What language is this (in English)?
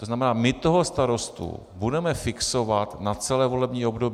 Czech